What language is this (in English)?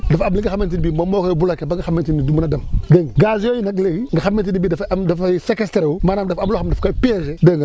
Wolof